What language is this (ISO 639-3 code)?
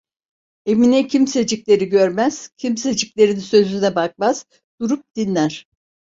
tur